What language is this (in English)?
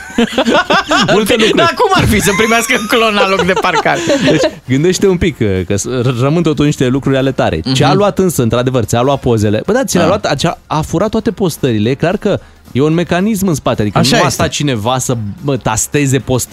Romanian